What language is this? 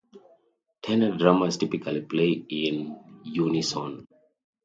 English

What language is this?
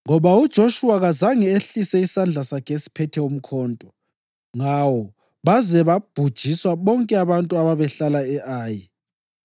North Ndebele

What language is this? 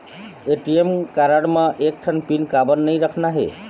Chhattisgarhi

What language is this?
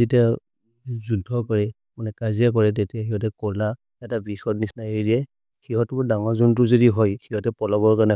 Maria (India)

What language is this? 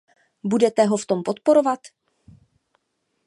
Czech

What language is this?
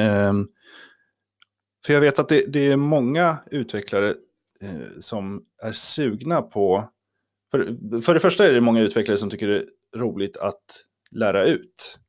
Swedish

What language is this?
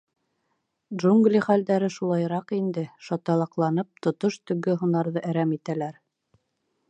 Bashkir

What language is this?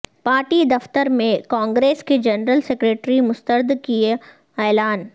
Urdu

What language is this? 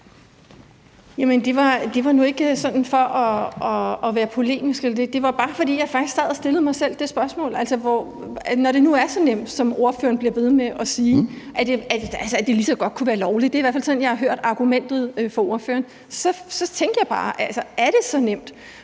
Danish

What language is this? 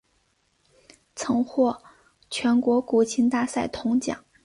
Chinese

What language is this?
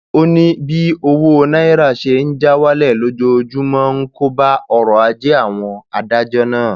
Yoruba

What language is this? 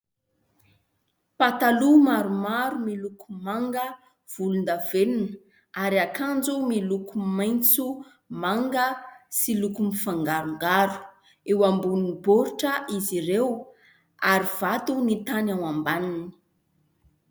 Malagasy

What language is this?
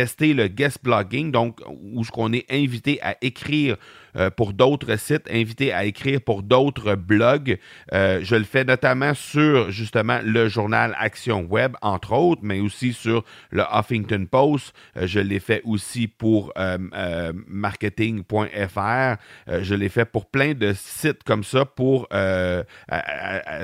French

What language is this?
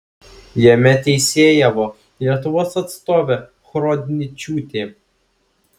Lithuanian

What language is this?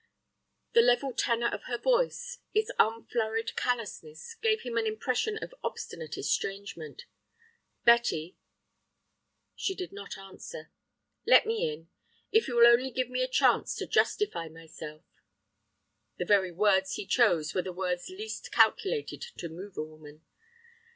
English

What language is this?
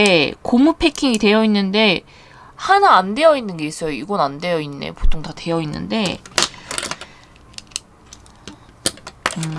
Korean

